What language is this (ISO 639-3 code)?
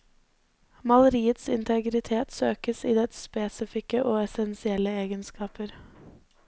nor